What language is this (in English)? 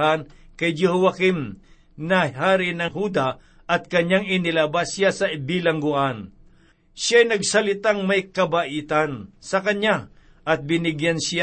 Filipino